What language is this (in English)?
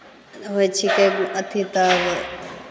Maithili